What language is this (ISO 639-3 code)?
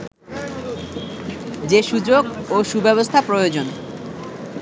ben